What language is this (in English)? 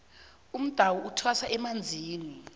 South Ndebele